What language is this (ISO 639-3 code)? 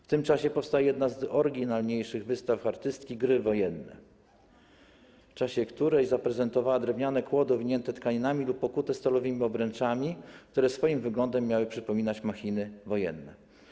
pol